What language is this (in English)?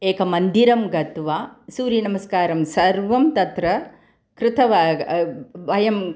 Sanskrit